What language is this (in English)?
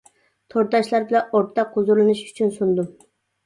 Uyghur